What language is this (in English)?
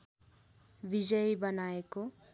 Nepali